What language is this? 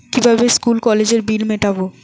Bangla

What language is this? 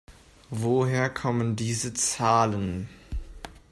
German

